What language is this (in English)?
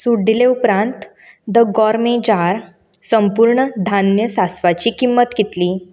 Konkani